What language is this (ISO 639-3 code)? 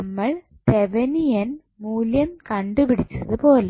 mal